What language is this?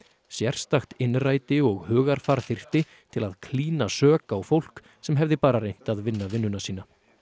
Icelandic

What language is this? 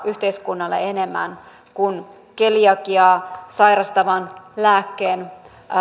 Finnish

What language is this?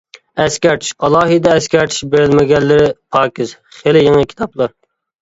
Uyghur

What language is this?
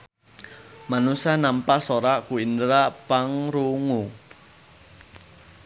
Sundanese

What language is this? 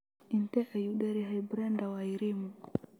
Somali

